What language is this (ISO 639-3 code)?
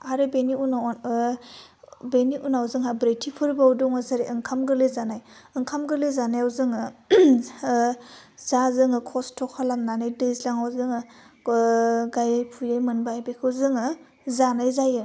brx